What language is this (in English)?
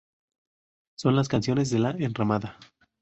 Spanish